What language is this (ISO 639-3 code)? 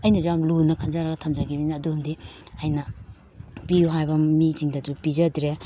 mni